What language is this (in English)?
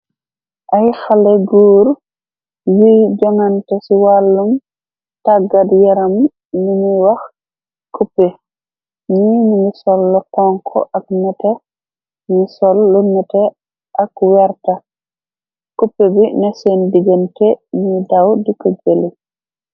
Wolof